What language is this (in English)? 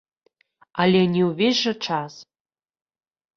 Belarusian